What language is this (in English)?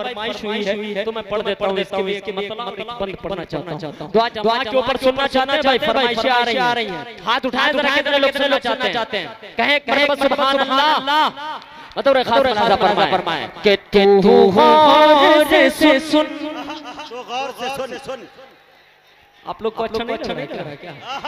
Thai